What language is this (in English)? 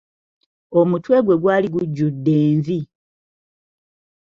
Ganda